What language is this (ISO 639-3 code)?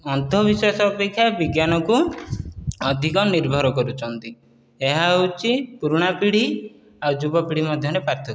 ori